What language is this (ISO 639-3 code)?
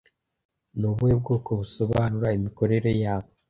kin